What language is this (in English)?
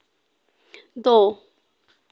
Dogri